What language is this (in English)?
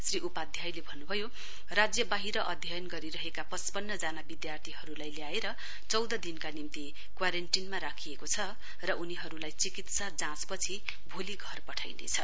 Nepali